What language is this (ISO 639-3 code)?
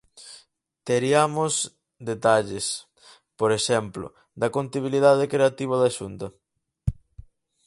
glg